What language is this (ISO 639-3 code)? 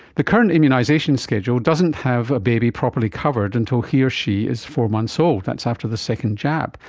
eng